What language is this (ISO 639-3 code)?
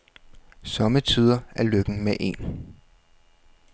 dan